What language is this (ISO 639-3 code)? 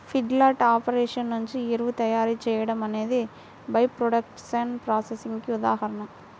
tel